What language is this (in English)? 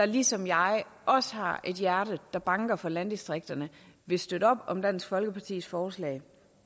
Danish